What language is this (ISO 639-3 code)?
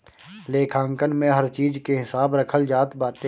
bho